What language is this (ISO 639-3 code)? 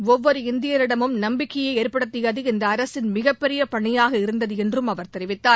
tam